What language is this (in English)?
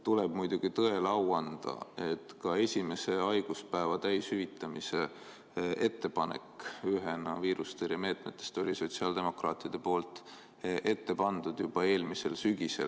Estonian